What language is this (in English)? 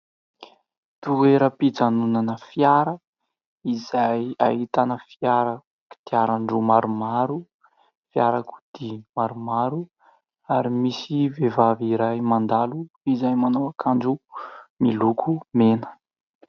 Malagasy